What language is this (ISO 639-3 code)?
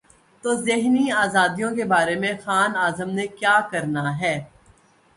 urd